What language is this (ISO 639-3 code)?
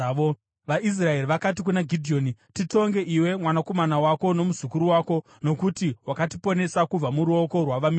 sna